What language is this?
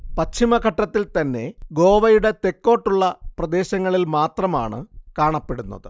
Malayalam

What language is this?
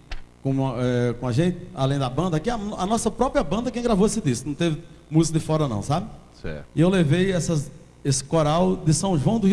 Portuguese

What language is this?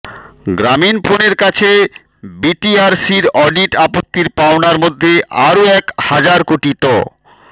Bangla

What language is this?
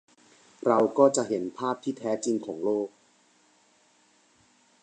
Thai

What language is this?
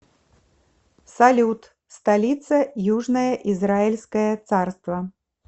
Russian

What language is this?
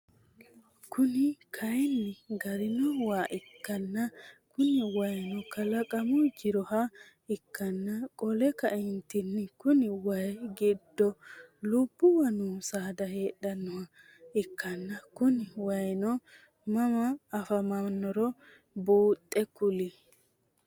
Sidamo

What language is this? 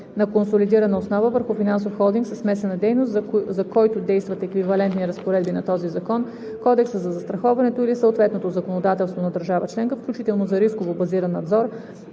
Bulgarian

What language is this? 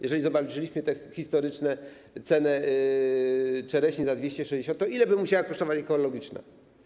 Polish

